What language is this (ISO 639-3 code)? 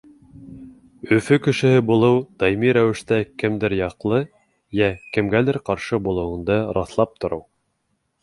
bak